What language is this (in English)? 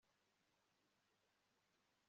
Kinyarwanda